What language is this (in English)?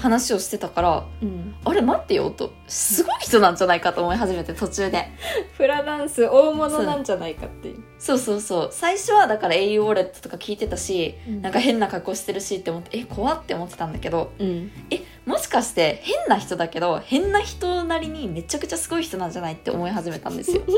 Japanese